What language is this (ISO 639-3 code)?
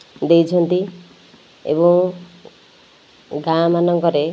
ori